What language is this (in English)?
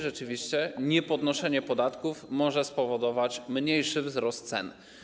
Polish